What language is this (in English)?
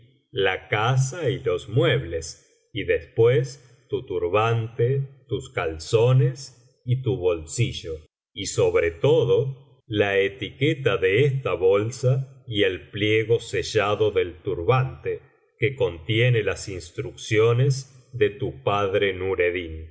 Spanish